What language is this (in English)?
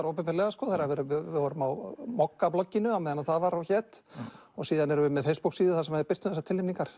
Icelandic